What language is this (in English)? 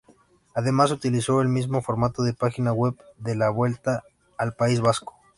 Spanish